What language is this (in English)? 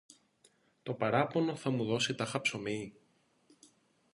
Greek